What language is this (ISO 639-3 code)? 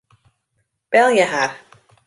fry